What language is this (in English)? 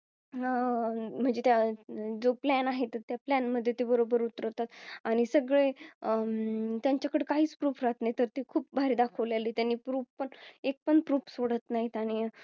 Marathi